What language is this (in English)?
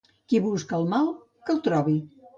Catalan